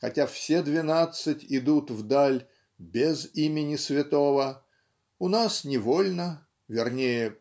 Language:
Russian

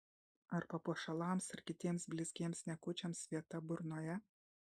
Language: Lithuanian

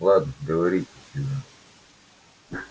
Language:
Russian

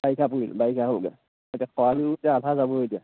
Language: Assamese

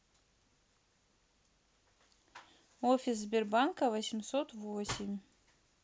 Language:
Russian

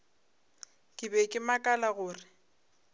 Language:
Northern Sotho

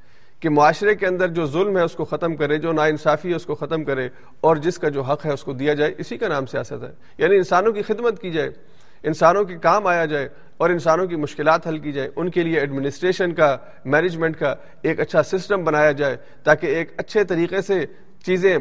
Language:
Urdu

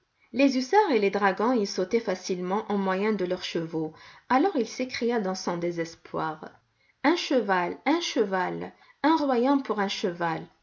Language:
French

